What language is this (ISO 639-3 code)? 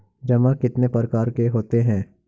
hin